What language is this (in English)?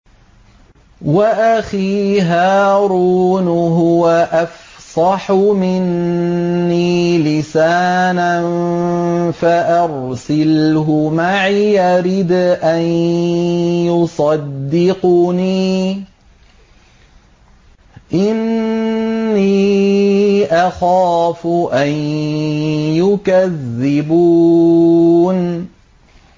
Arabic